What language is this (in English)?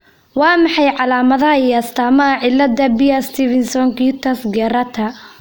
Somali